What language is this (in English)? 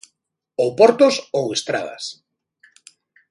Galician